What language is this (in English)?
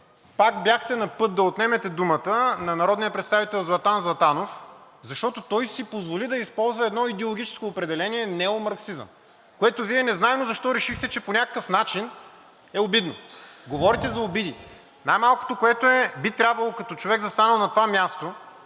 Bulgarian